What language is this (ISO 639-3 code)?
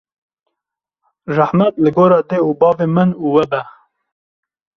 kur